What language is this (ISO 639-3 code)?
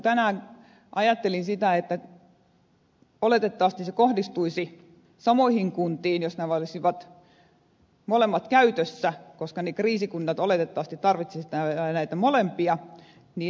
fin